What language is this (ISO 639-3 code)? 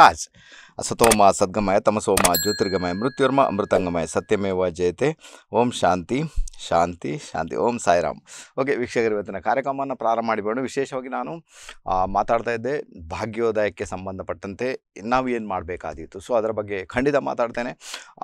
kan